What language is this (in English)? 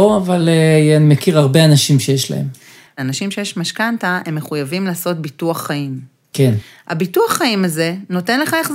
Hebrew